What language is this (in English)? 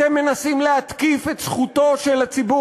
Hebrew